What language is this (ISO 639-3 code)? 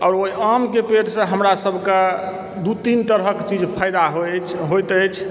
mai